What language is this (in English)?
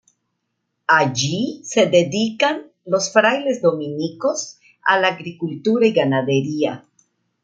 Spanish